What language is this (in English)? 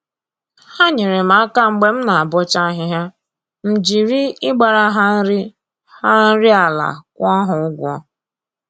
Igbo